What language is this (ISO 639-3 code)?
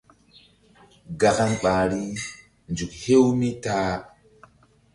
mdd